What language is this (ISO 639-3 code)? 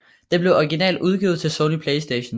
dan